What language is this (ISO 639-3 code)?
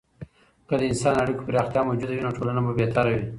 pus